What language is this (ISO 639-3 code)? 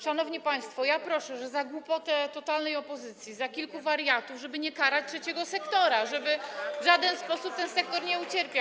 pol